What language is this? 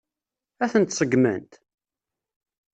Kabyle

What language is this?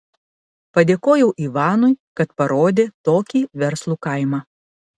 Lithuanian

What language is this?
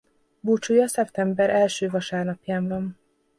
Hungarian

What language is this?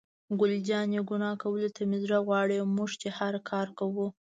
Pashto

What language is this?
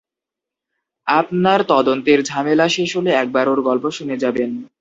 Bangla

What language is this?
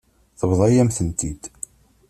Kabyle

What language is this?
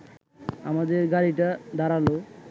Bangla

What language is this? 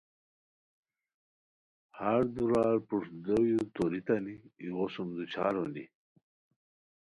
Khowar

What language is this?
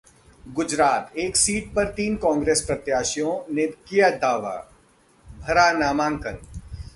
Hindi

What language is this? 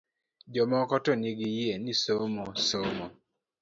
Luo (Kenya and Tanzania)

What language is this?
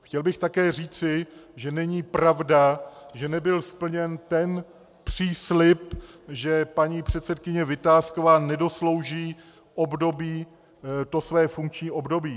Czech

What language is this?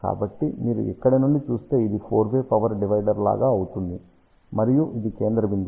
Telugu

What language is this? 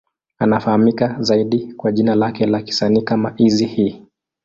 Swahili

